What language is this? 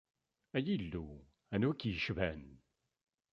Kabyle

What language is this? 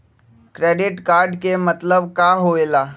Magahi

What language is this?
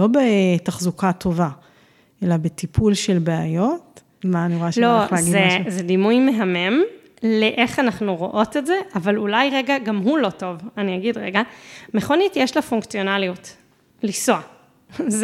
Hebrew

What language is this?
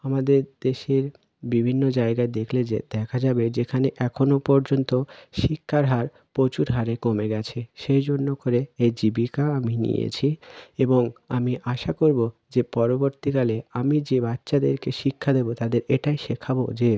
Bangla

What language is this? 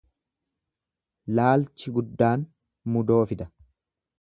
Oromo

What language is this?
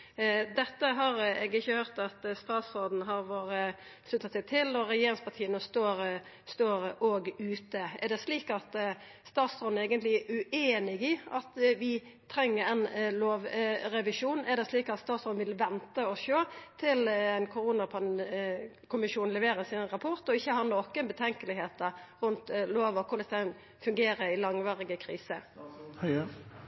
Norwegian Nynorsk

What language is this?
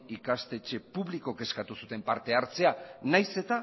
Basque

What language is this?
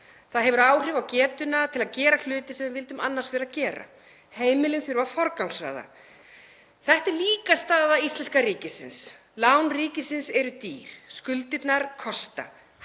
Icelandic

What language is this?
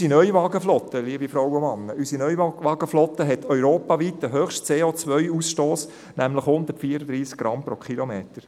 Swiss German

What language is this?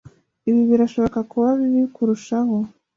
Kinyarwanda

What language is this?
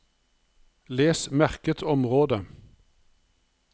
Norwegian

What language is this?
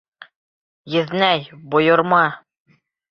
Bashkir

